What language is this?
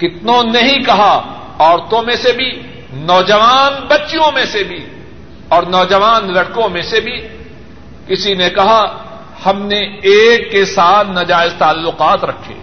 Urdu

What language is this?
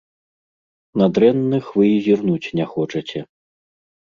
Belarusian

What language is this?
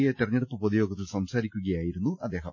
Malayalam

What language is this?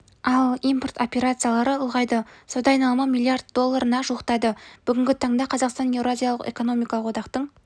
Kazakh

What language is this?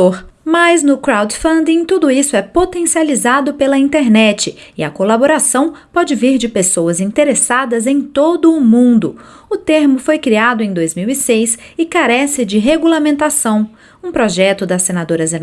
Portuguese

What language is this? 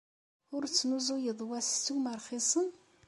Kabyle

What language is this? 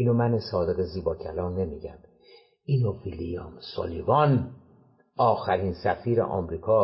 Persian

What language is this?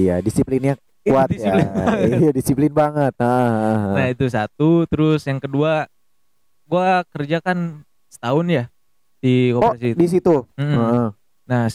Indonesian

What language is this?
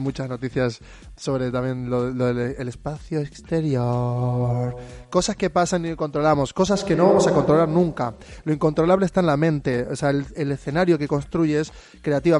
Spanish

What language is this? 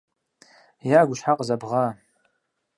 Kabardian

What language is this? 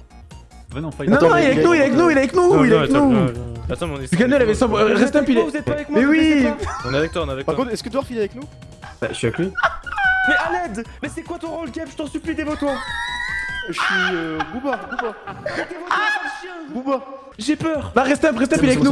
French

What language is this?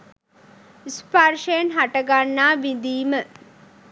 Sinhala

